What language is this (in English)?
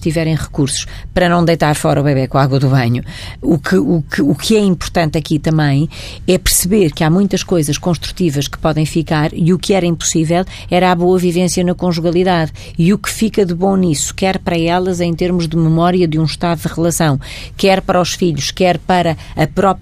Portuguese